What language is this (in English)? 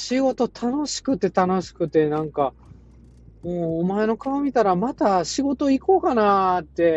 Japanese